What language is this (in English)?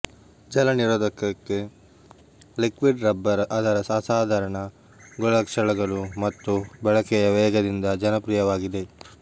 Kannada